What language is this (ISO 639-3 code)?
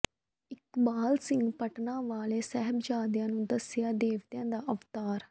pan